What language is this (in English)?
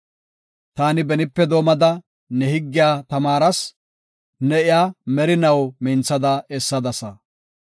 Gofa